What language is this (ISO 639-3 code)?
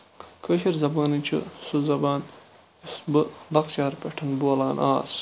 kas